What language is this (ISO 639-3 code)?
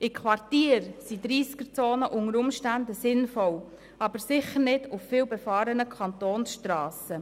gsw